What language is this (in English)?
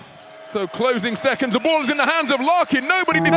English